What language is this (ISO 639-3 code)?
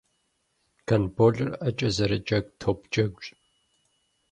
kbd